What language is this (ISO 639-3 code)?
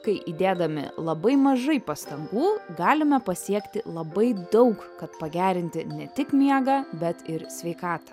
lit